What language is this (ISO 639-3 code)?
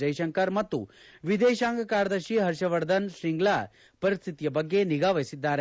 kan